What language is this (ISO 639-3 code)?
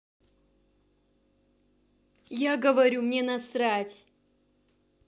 rus